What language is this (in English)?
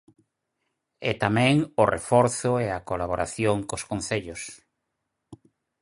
Galician